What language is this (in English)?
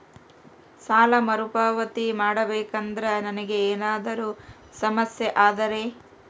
Kannada